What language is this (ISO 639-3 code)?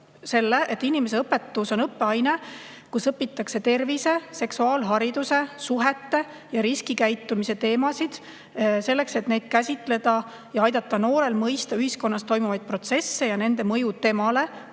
est